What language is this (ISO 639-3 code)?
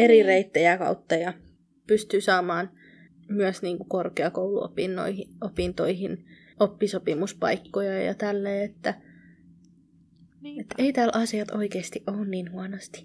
fin